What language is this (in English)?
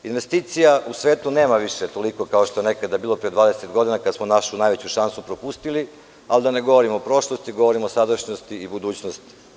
Serbian